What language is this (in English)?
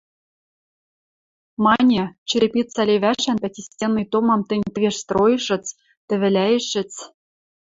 Western Mari